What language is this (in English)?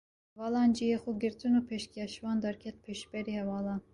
Kurdish